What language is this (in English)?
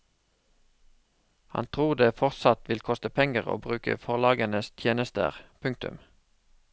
Norwegian